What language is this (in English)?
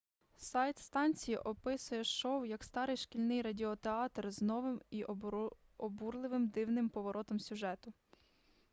Ukrainian